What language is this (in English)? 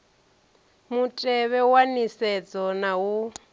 Venda